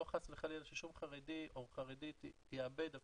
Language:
Hebrew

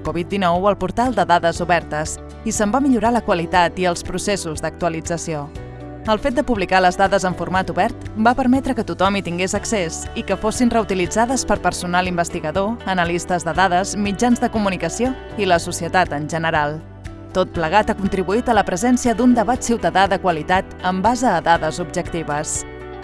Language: Catalan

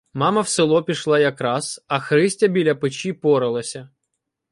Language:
Ukrainian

